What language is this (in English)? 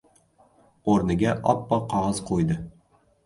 Uzbek